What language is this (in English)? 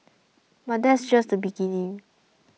English